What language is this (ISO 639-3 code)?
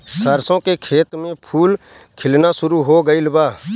bho